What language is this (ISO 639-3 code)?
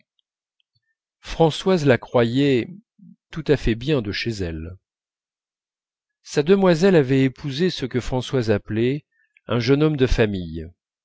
fra